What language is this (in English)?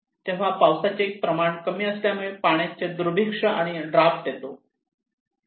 Marathi